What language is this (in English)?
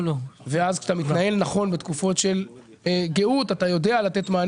Hebrew